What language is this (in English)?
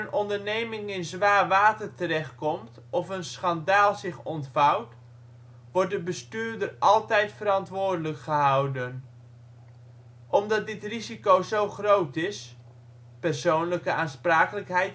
Dutch